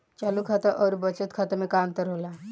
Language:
Bhojpuri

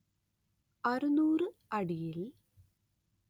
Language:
Malayalam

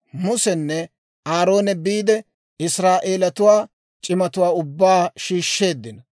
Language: Dawro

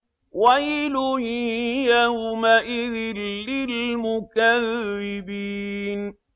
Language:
Arabic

